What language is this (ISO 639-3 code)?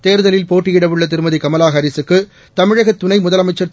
tam